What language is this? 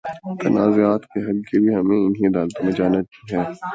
Urdu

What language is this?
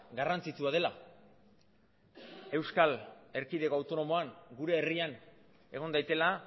Basque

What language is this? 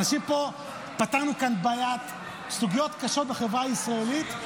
Hebrew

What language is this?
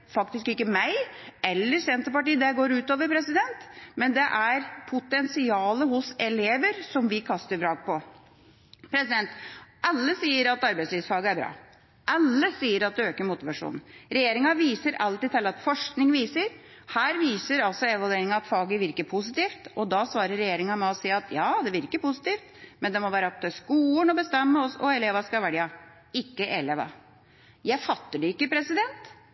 Norwegian Bokmål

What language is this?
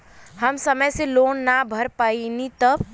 Bhojpuri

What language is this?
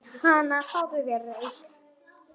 Icelandic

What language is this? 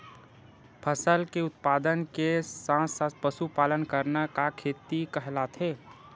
Chhattisgarhi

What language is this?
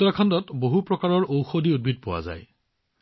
Assamese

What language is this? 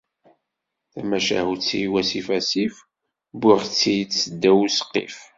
Kabyle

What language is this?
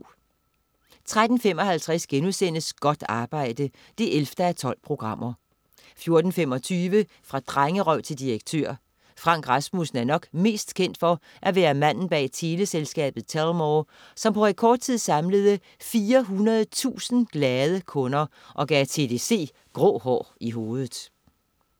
Danish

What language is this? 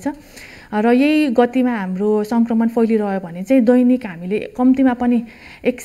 Hindi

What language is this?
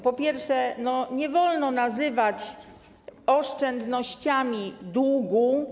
Polish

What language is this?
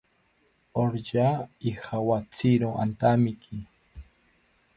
South Ucayali Ashéninka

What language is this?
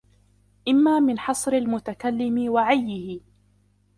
Arabic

